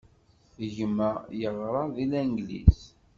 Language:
Kabyle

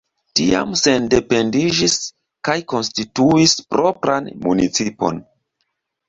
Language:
Esperanto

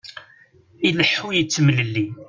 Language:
Kabyle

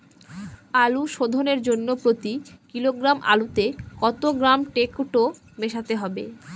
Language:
Bangla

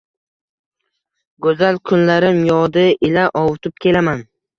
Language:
Uzbek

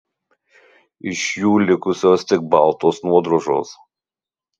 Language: Lithuanian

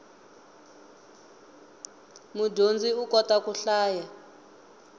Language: Tsonga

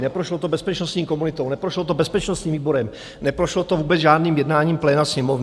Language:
Czech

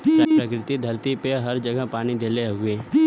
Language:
Bhojpuri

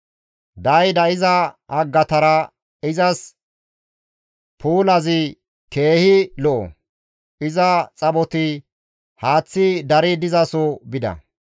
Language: Gamo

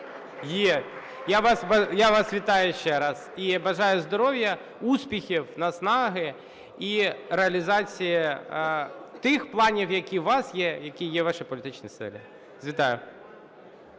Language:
Ukrainian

